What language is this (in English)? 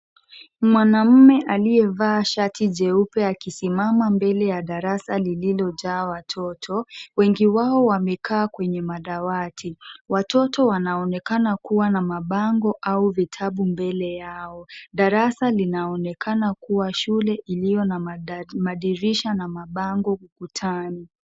Swahili